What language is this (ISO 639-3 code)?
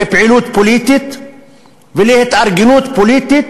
heb